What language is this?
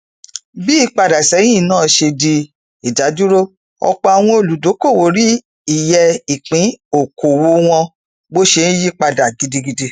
Yoruba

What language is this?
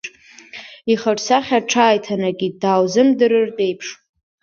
Abkhazian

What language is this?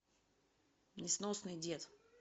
Russian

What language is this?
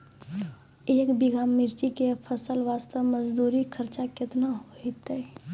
Maithili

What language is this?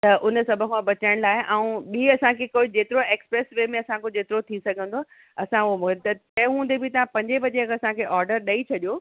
Sindhi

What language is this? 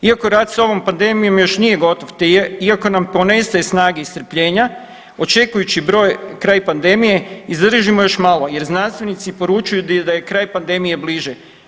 Croatian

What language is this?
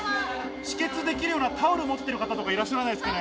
Japanese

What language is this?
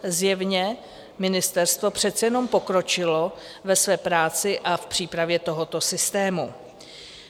Czech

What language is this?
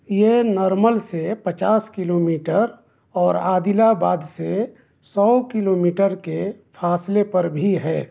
Urdu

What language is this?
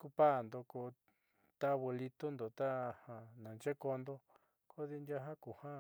Southeastern Nochixtlán Mixtec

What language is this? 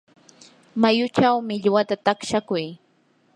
Yanahuanca Pasco Quechua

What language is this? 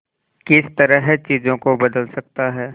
Hindi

